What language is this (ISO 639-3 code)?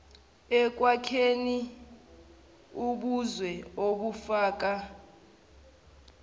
zul